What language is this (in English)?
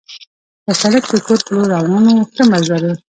Pashto